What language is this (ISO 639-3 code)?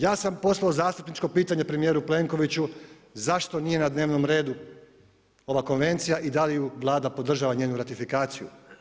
hrv